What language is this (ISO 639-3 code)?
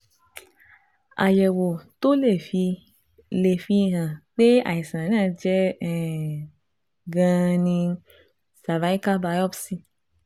yor